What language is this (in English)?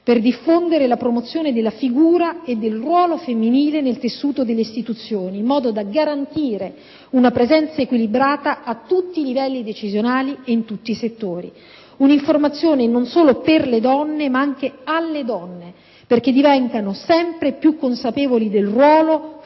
Italian